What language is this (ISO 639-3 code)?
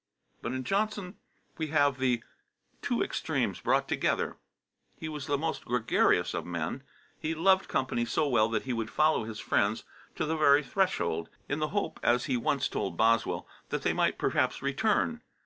eng